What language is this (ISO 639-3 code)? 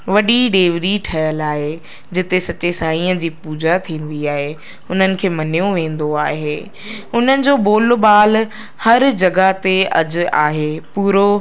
snd